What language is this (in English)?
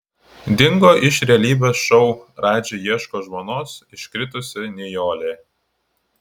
Lithuanian